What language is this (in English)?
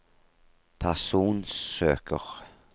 Norwegian